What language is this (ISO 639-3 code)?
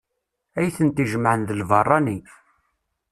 kab